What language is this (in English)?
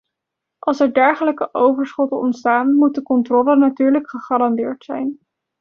Dutch